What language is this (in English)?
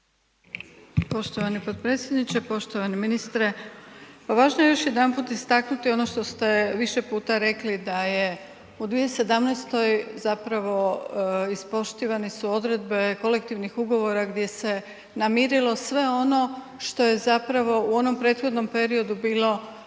Croatian